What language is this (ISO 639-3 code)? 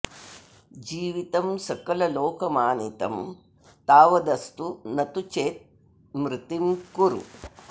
san